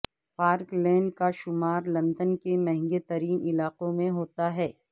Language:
Urdu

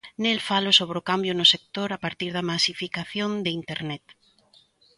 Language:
Galician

